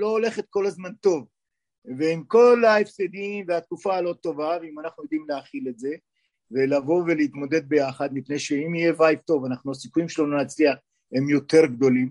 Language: Hebrew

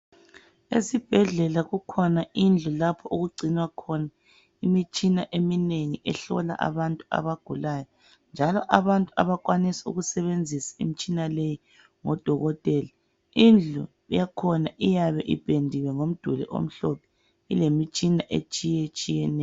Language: North Ndebele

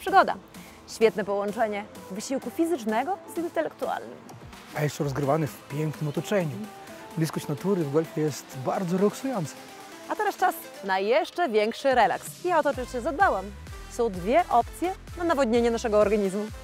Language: Polish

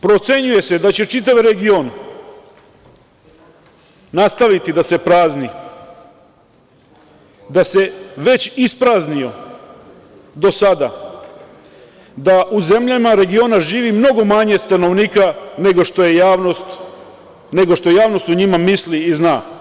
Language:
Serbian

